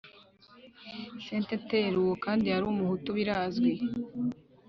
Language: Kinyarwanda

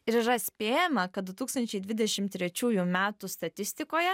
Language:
Lithuanian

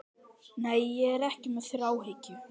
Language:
Icelandic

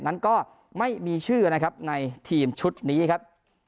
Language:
Thai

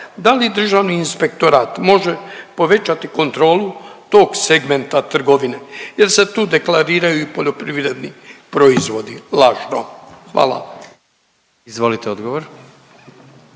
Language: Croatian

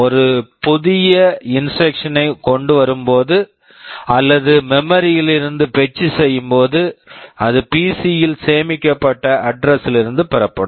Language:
Tamil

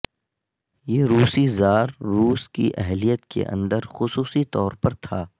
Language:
Urdu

